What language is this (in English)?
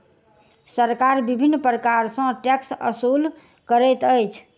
Maithili